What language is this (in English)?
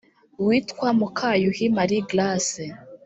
Kinyarwanda